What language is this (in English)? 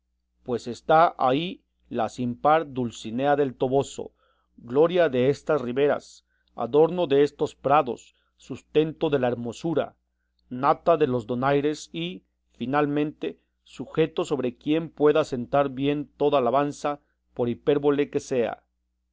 Spanish